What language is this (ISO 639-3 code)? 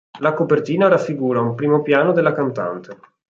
ita